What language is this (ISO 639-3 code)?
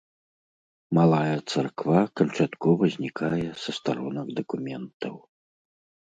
bel